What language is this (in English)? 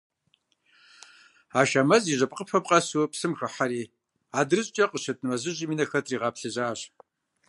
Kabardian